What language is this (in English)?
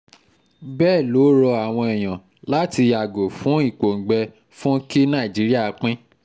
Yoruba